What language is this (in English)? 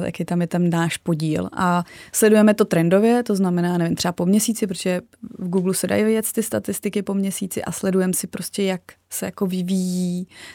Czech